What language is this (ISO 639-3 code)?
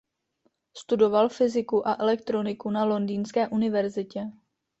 ces